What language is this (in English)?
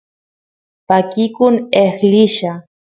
Santiago del Estero Quichua